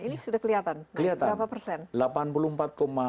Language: Indonesian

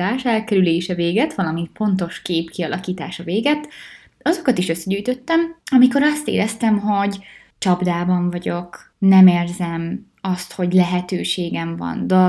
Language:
Hungarian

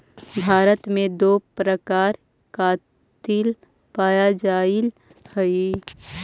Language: Magahi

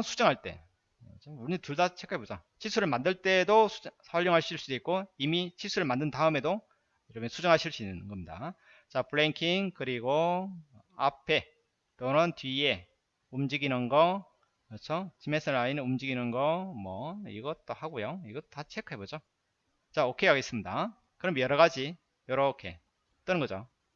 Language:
Korean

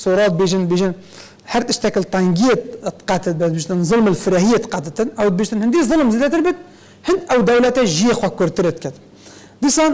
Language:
Arabic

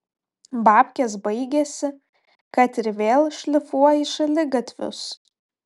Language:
Lithuanian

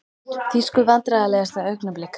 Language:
Icelandic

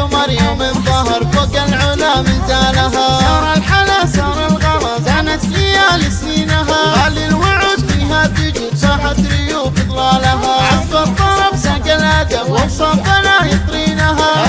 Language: Arabic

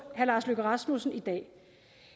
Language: Danish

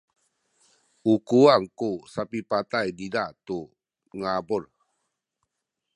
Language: Sakizaya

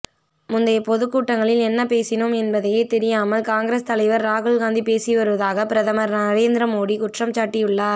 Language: Tamil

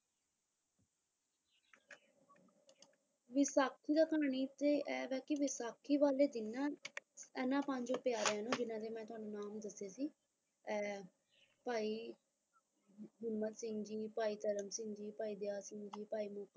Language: Punjabi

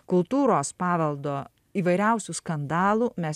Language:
Lithuanian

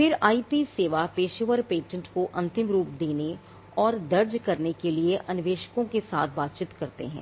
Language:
Hindi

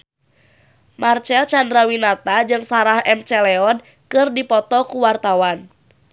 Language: Sundanese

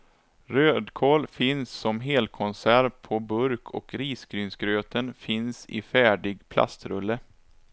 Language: Swedish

